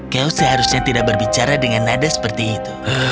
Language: Indonesian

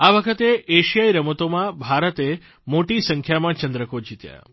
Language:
Gujarati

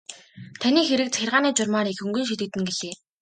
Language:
Mongolian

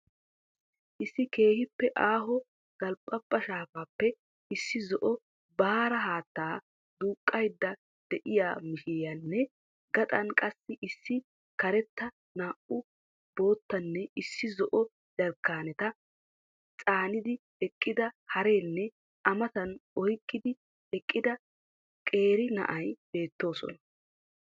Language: Wolaytta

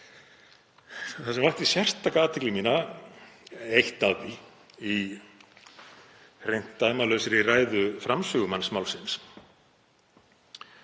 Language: Icelandic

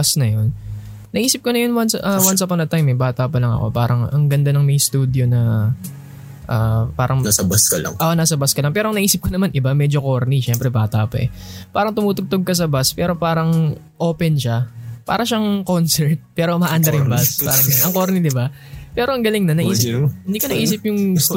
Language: Filipino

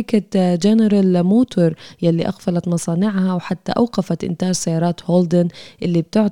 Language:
Arabic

